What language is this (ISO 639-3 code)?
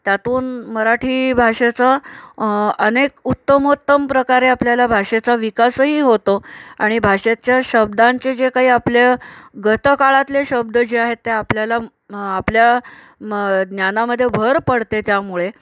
mar